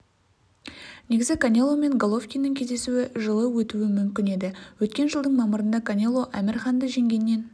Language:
Kazakh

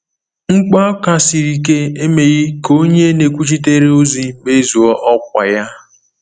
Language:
Igbo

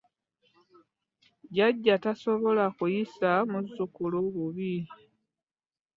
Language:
Ganda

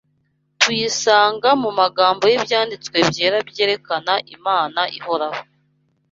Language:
Kinyarwanda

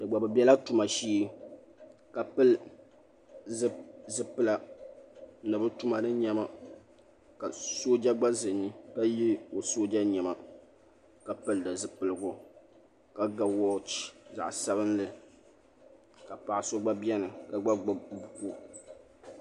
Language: Dagbani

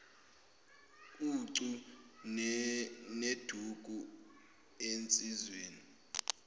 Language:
Zulu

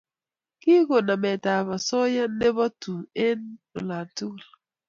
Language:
Kalenjin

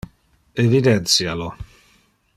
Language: Interlingua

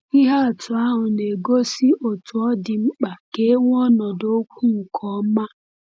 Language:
Igbo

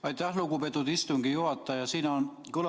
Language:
Estonian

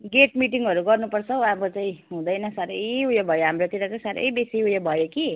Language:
Nepali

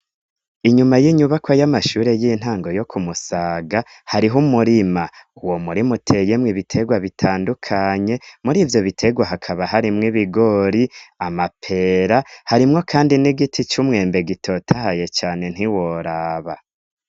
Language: Rundi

